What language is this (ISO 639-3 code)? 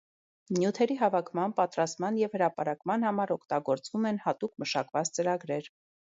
hye